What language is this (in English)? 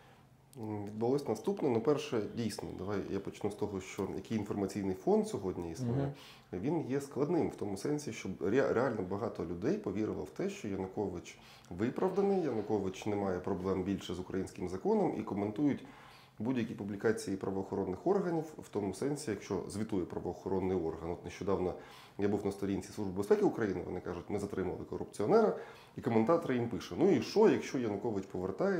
Ukrainian